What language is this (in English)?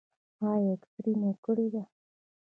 Pashto